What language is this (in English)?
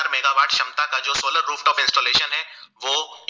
Gujarati